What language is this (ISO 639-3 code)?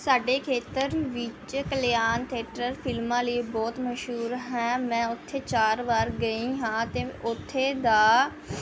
pan